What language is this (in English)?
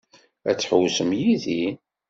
Kabyle